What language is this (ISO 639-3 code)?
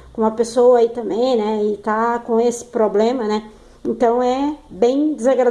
por